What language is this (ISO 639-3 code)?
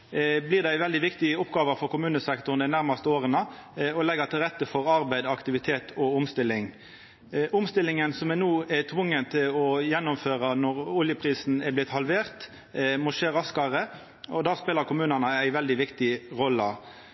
nno